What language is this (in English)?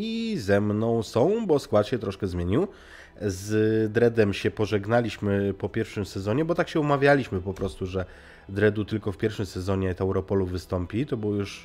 Polish